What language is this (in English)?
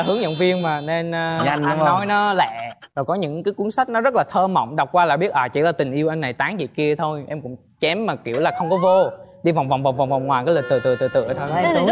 Vietnamese